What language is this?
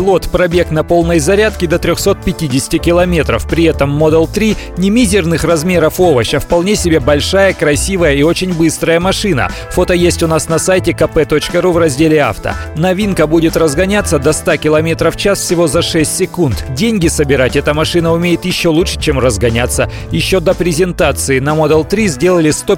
Russian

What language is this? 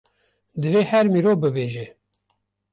Kurdish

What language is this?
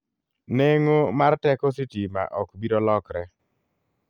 Luo (Kenya and Tanzania)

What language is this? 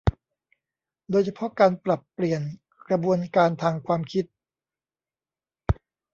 Thai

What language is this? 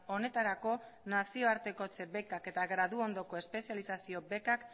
Basque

